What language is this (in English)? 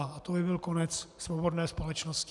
Czech